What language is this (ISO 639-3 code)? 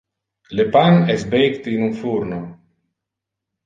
ina